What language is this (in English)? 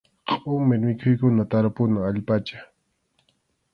Arequipa-La Unión Quechua